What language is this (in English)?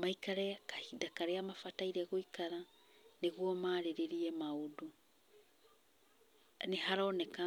Kikuyu